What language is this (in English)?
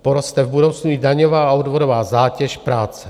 Czech